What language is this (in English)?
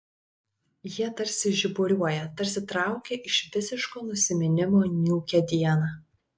Lithuanian